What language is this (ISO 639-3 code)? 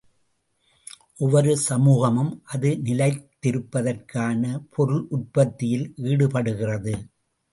tam